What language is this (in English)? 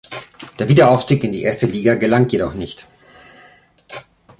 German